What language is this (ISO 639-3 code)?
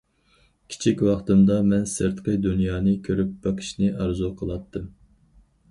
uig